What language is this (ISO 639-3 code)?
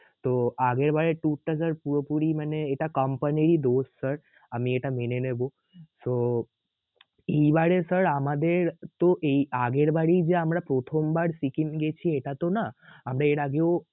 ben